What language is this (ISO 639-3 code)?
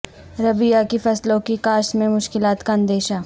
urd